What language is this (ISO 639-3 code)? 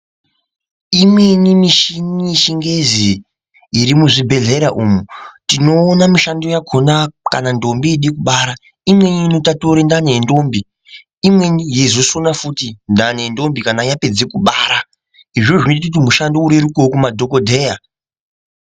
ndc